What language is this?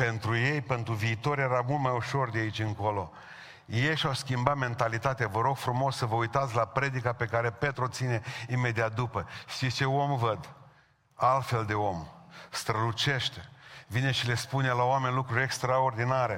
Romanian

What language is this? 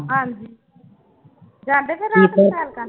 Punjabi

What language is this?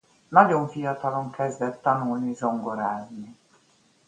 Hungarian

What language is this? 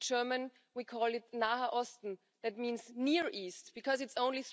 English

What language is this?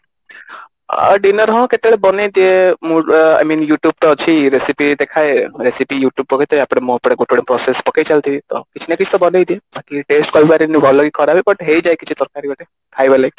Odia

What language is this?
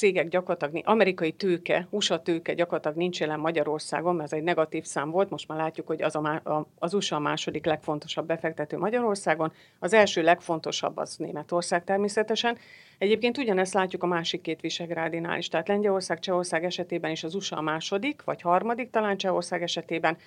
Hungarian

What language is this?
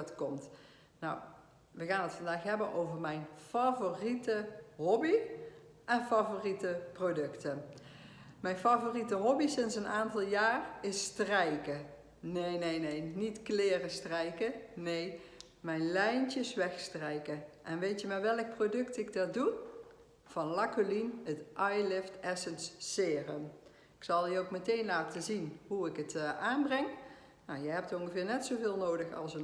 Dutch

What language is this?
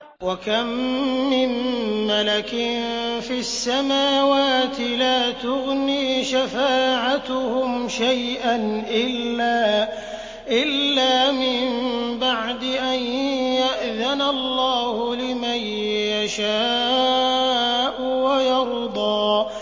Arabic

